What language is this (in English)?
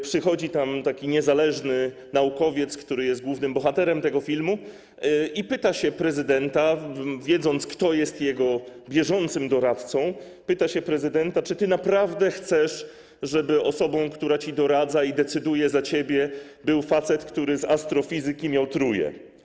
Polish